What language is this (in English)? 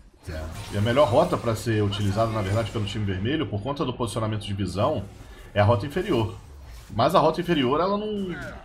Portuguese